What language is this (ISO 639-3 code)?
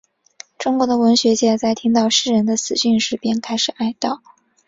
zho